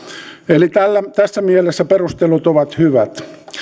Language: Finnish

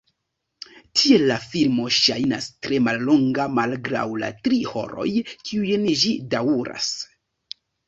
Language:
Esperanto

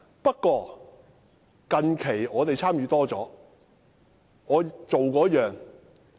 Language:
Cantonese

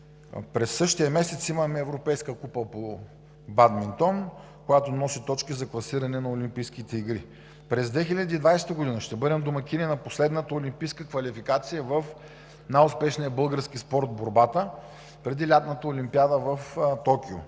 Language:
Bulgarian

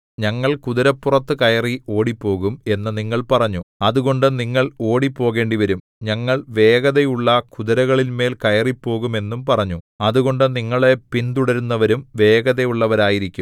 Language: Malayalam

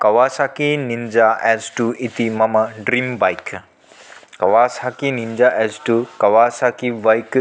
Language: Sanskrit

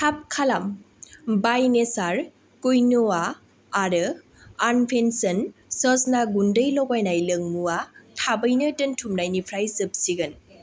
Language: Bodo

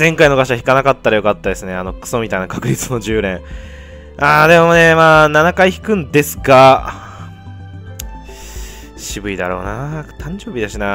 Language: Japanese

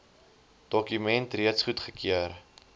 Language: Afrikaans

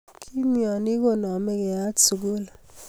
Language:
Kalenjin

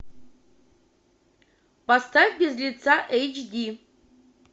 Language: Russian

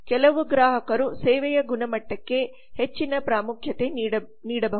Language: Kannada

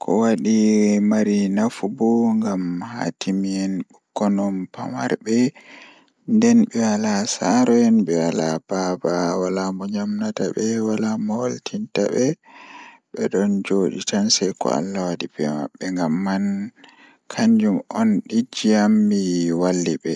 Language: Fula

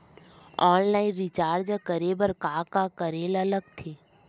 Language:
Chhattisgarhi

